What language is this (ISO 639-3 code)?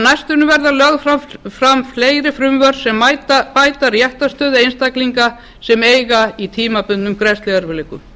isl